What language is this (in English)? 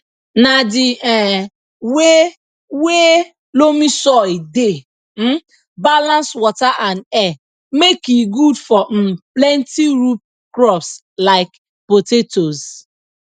Nigerian Pidgin